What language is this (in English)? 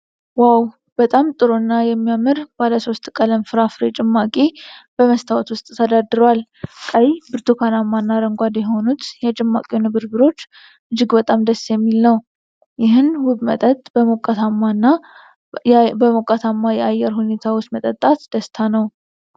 Amharic